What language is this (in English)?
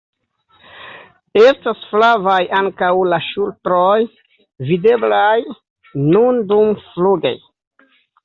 Esperanto